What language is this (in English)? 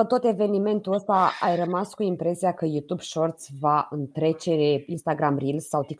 Romanian